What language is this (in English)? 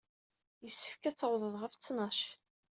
Kabyle